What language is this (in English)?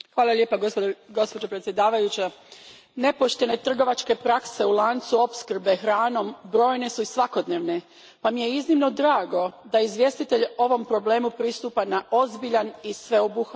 Croatian